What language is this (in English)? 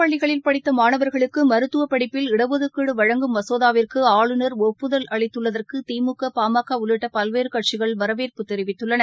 Tamil